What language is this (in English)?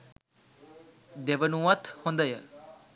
Sinhala